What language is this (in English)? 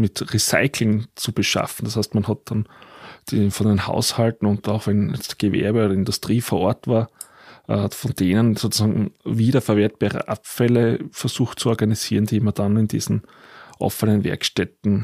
German